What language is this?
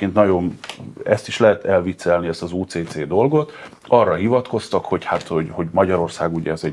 Hungarian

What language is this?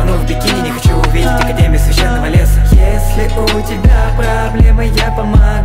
Russian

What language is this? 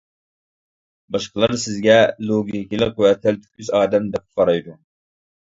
Uyghur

